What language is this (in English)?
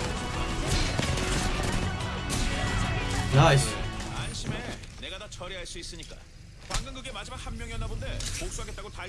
Korean